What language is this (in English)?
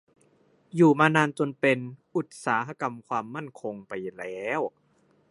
Thai